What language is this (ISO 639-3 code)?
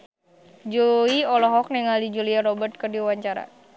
sun